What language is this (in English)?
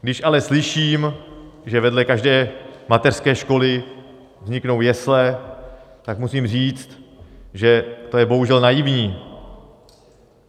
Czech